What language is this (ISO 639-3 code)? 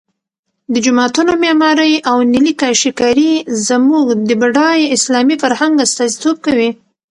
pus